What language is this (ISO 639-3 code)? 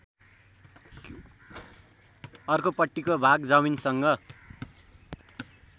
nep